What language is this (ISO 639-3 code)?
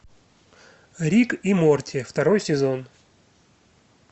rus